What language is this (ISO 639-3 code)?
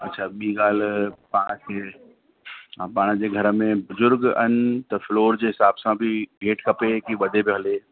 snd